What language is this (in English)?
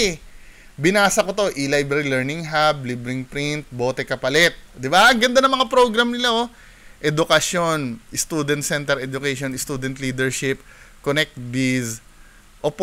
Filipino